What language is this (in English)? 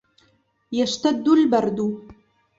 Arabic